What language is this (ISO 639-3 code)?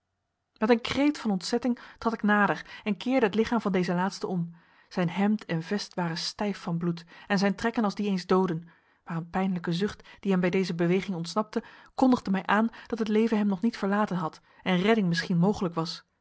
nld